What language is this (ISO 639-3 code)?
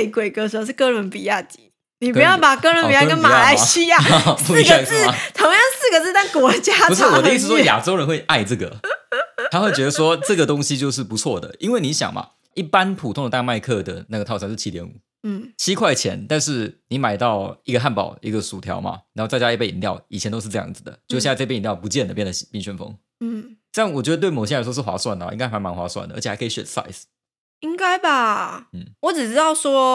zho